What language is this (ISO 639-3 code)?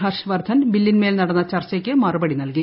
mal